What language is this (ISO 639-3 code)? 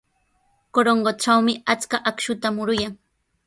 qws